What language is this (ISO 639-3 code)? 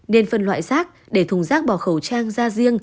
vie